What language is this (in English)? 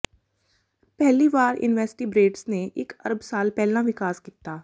Punjabi